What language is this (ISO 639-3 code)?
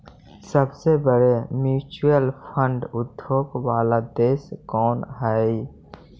mag